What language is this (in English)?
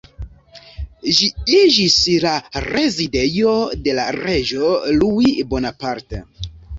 Esperanto